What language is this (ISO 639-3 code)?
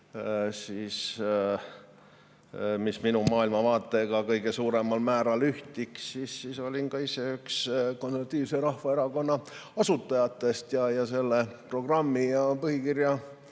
est